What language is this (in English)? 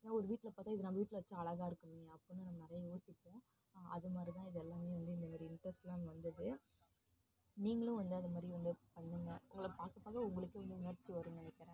Tamil